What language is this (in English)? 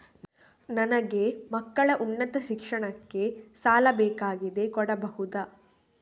Kannada